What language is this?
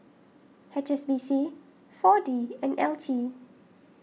English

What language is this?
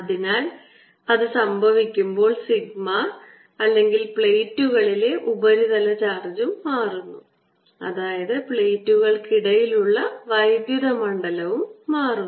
Malayalam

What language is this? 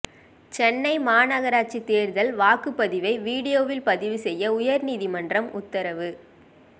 Tamil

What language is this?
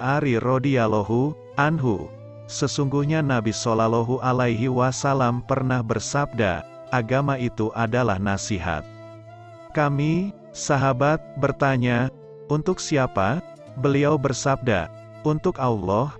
Indonesian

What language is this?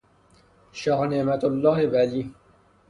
Persian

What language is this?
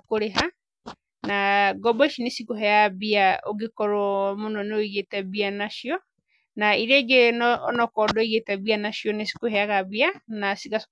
Kikuyu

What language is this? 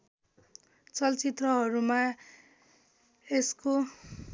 Nepali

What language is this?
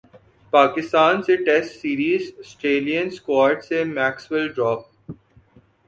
Urdu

